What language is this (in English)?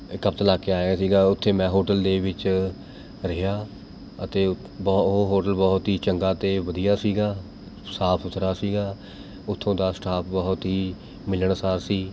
Punjabi